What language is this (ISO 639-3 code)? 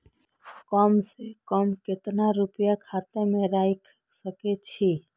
mai